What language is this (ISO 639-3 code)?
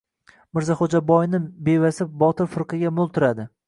uzb